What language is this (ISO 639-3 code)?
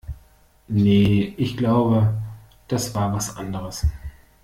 deu